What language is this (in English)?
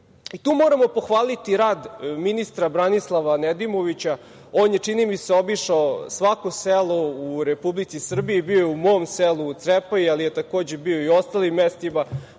Serbian